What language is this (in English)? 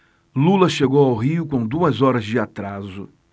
Portuguese